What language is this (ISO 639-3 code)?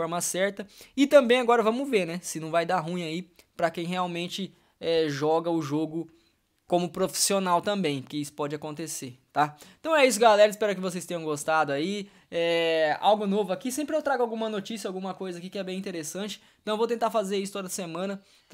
por